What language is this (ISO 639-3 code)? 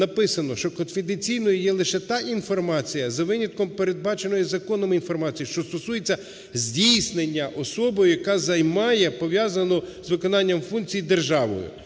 ukr